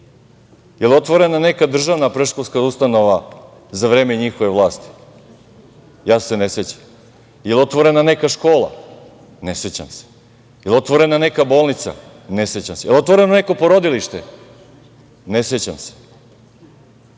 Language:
Serbian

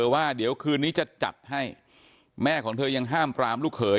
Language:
Thai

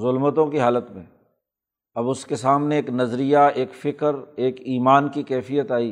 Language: Urdu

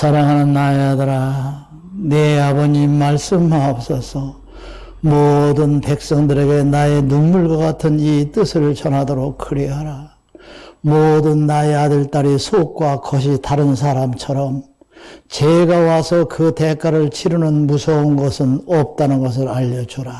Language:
Korean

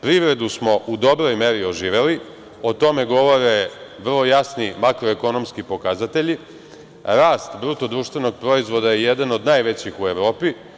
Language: Serbian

